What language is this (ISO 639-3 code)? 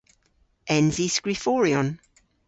cor